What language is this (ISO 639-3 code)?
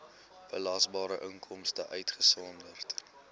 afr